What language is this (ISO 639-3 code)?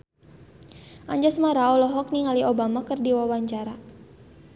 sun